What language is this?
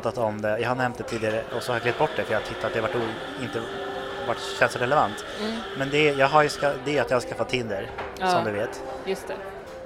Swedish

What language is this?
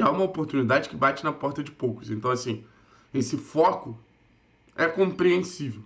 Portuguese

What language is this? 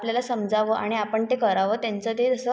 Marathi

